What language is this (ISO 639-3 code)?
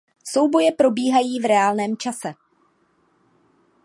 ces